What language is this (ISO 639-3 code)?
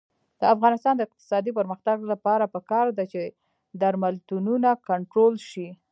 pus